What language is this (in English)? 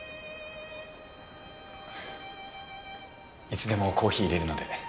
Japanese